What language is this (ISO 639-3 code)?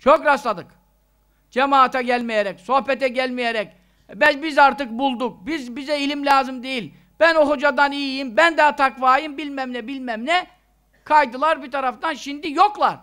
tur